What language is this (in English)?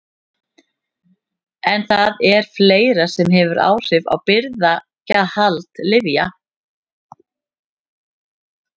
Icelandic